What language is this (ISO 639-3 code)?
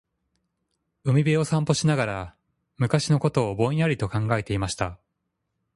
jpn